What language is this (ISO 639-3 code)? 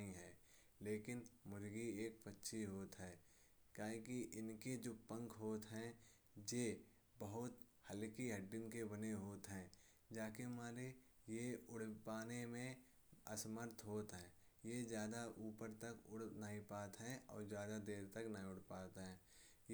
bjj